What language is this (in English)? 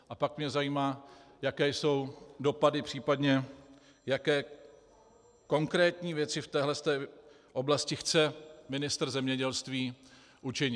Czech